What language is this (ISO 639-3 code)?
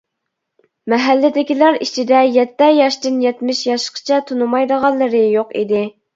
uig